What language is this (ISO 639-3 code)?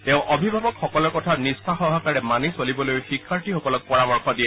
asm